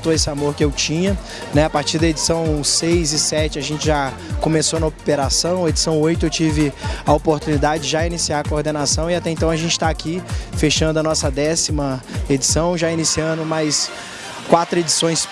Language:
Portuguese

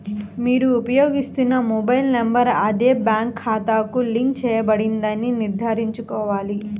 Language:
Telugu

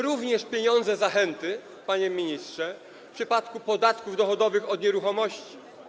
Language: Polish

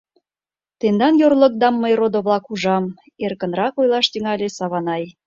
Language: Mari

